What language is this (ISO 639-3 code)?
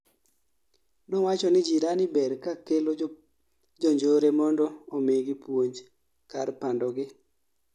luo